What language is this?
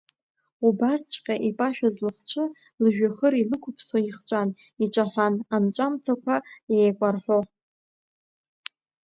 Abkhazian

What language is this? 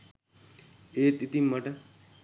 Sinhala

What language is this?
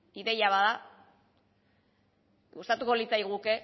Basque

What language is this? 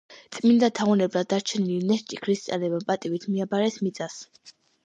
Georgian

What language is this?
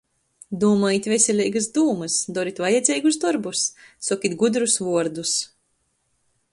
Latgalian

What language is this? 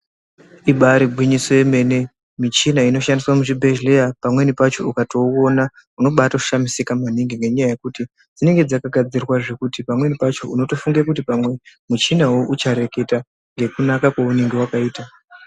Ndau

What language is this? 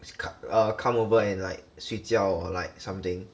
English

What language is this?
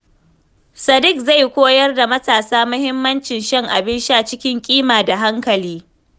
Hausa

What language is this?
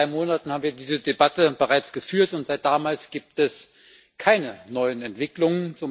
German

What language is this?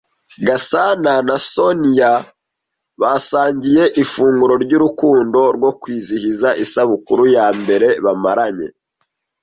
Kinyarwanda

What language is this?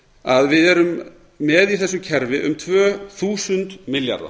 Icelandic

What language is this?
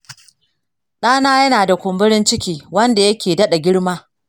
Hausa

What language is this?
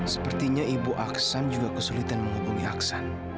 Indonesian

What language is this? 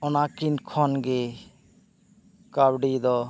Santali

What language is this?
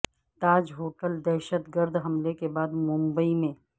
Urdu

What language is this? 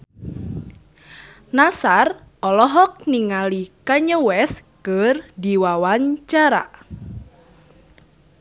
Sundanese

